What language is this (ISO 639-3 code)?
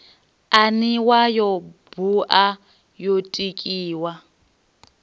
ven